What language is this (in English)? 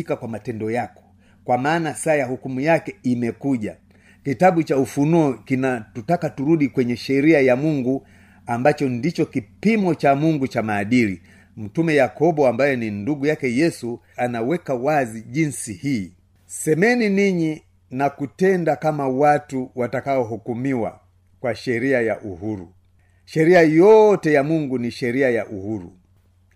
Swahili